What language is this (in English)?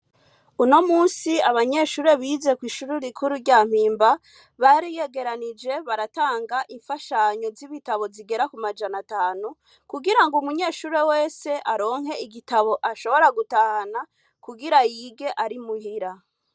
Rundi